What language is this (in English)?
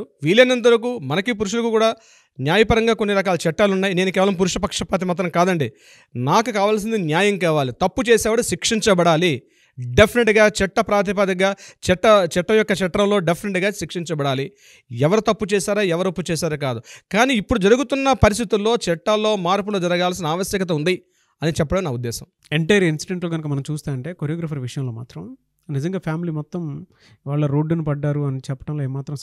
Telugu